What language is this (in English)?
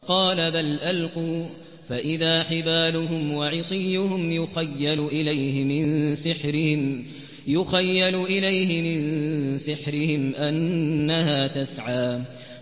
Arabic